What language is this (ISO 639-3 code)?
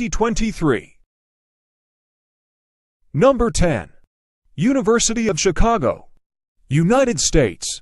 eng